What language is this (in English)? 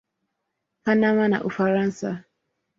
Swahili